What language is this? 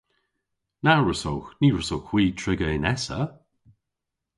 Cornish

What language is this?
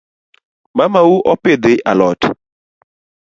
Luo (Kenya and Tanzania)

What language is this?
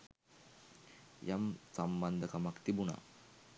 Sinhala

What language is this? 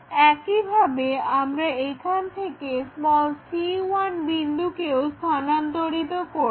Bangla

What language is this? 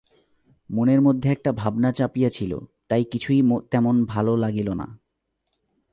Bangla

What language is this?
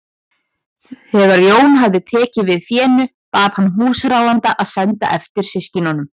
Icelandic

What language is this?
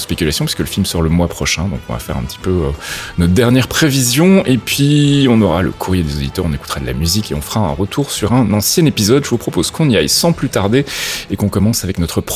French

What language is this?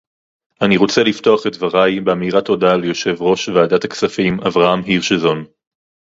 Hebrew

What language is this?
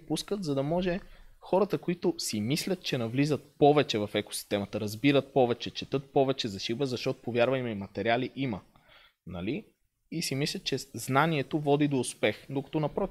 Bulgarian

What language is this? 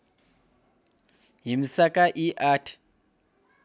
Nepali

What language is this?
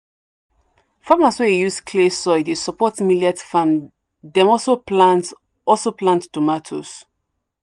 Nigerian Pidgin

